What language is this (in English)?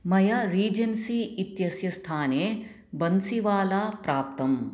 Sanskrit